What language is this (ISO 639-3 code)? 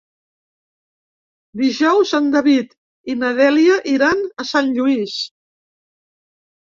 cat